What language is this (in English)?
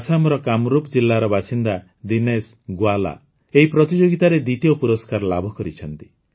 Odia